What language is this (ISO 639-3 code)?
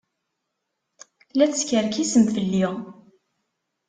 kab